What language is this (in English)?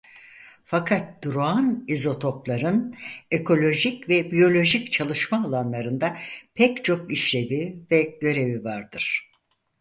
Turkish